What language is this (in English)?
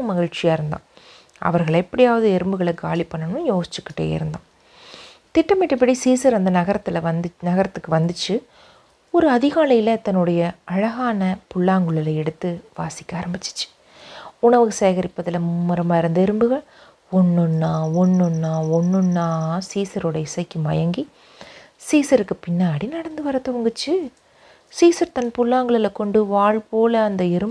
Tamil